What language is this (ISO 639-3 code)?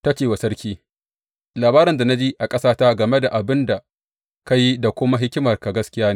hau